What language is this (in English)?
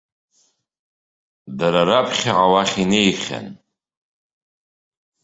Abkhazian